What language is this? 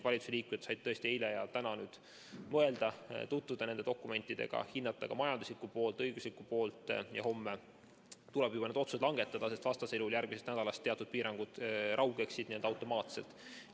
Estonian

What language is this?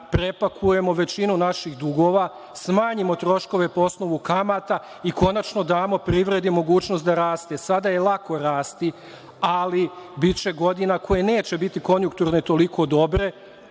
Serbian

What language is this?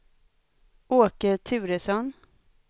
Swedish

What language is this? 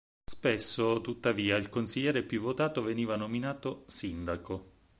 Italian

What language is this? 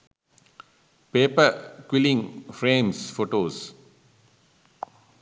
Sinhala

